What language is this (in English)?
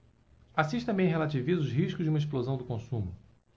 Portuguese